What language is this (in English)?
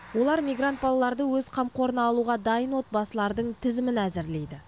Kazakh